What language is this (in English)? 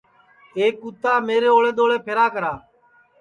Sansi